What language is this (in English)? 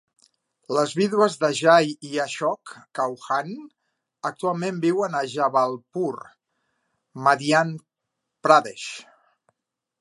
Catalan